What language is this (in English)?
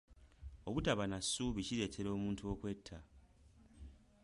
Ganda